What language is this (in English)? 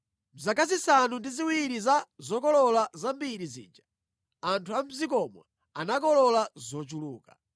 Nyanja